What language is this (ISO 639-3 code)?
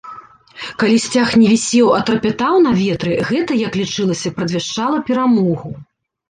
bel